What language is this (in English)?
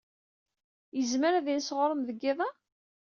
Kabyle